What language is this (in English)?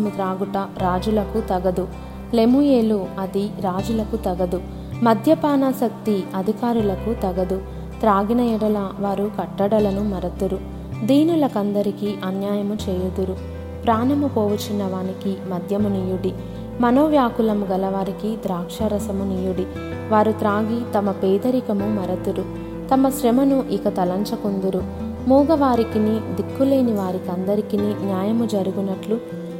Telugu